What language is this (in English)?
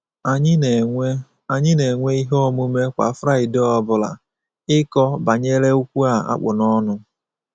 Igbo